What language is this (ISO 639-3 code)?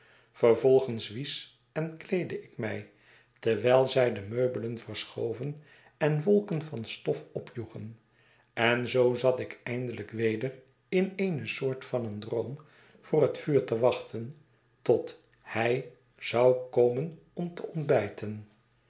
nld